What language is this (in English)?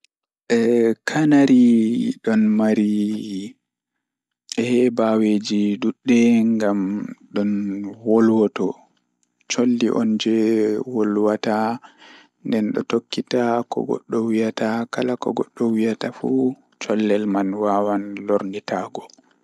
Fula